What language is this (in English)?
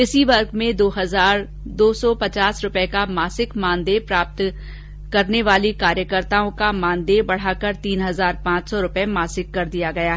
Hindi